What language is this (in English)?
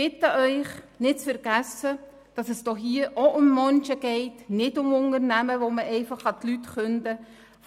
Swiss German